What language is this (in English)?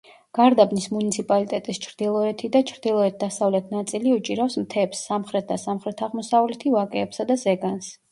Georgian